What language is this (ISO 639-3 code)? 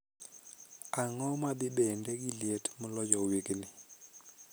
luo